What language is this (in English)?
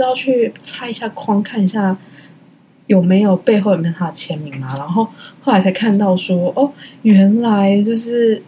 Chinese